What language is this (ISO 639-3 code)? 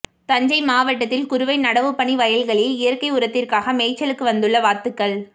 tam